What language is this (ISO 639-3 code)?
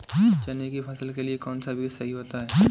hin